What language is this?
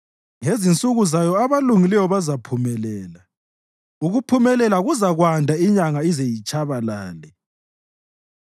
North Ndebele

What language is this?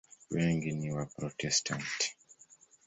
Swahili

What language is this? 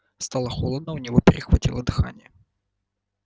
Russian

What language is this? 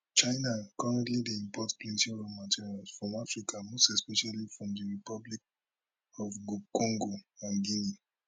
Nigerian Pidgin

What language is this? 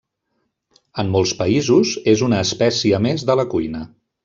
Catalan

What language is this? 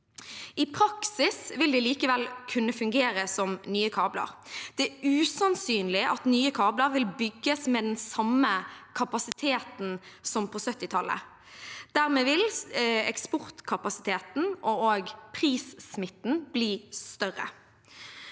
Norwegian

